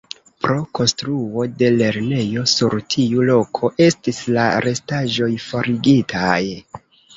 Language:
Esperanto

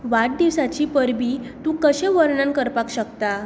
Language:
Konkani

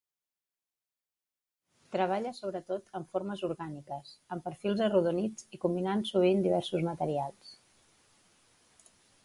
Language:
Catalan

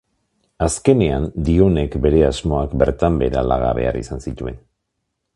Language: Basque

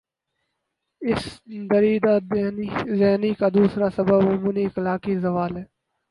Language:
Urdu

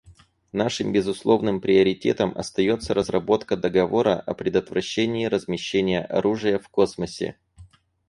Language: Russian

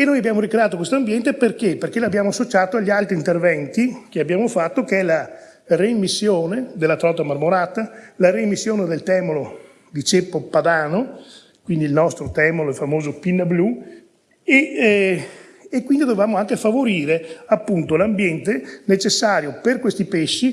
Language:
Italian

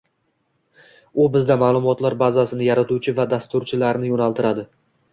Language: Uzbek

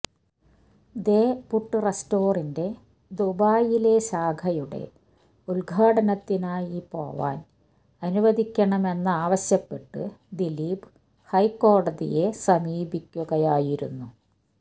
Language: Malayalam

